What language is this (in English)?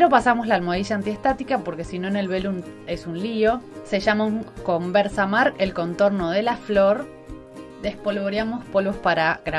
Spanish